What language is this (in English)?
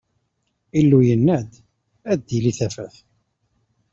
Kabyle